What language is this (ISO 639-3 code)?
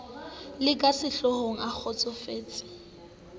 sot